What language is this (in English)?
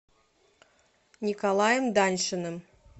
Russian